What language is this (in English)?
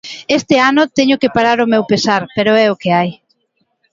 Galician